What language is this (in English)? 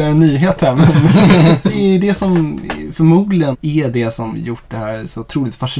Swedish